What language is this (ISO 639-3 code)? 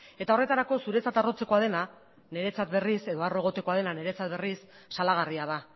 eus